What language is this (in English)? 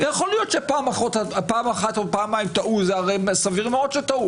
Hebrew